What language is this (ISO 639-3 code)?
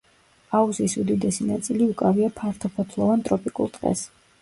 kat